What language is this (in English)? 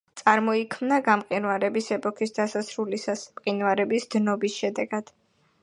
Georgian